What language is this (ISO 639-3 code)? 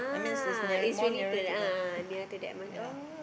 eng